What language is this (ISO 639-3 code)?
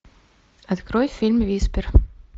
rus